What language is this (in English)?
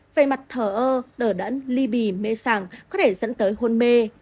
Vietnamese